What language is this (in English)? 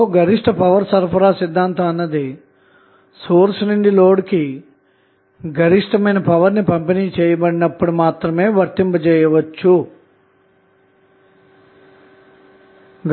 Telugu